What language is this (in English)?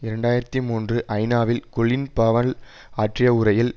Tamil